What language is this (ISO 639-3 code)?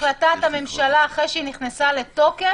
heb